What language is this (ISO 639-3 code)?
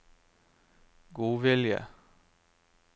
nor